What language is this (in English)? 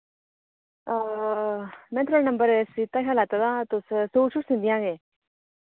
Dogri